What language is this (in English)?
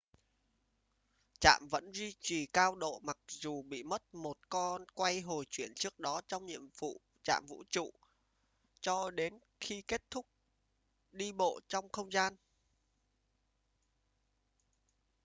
Vietnamese